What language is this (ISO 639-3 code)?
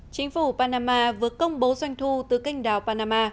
vie